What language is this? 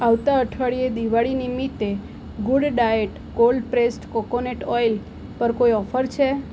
Gujarati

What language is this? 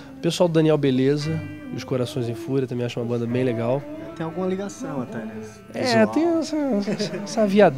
Portuguese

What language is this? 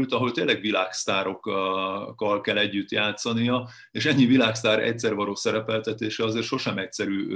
Hungarian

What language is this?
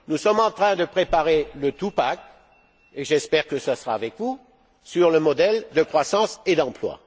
French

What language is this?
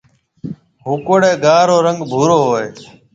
Marwari (Pakistan)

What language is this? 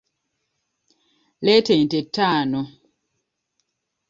Ganda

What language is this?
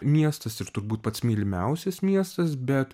Lithuanian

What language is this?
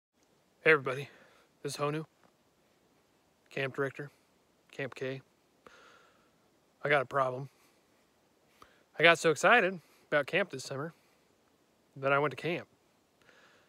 English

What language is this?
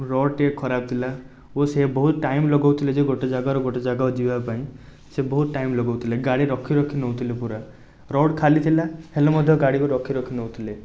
Odia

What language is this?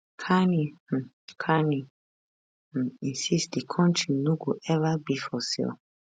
Nigerian Pidgin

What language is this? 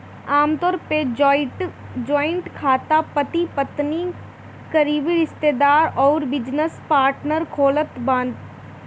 Bhojpuri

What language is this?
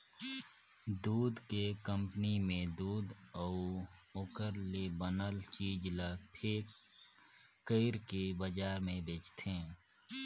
Chhattisgarhi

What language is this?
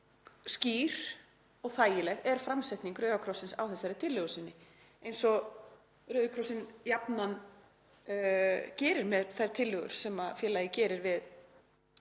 Icelandic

